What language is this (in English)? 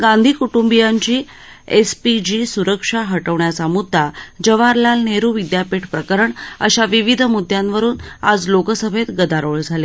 Marathi